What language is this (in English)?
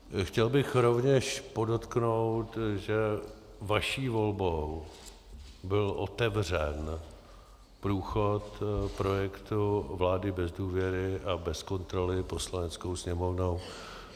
Czech